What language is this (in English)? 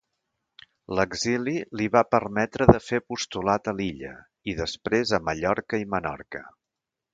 Catalan